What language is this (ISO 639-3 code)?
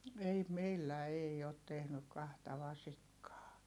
fin